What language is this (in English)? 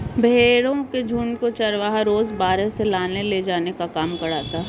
Hindi